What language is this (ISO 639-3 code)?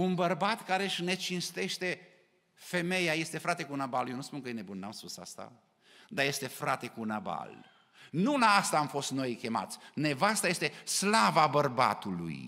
ron